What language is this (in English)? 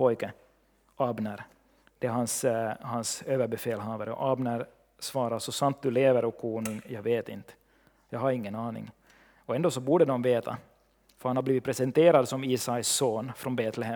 Swedish